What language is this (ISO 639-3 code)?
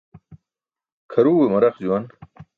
bsk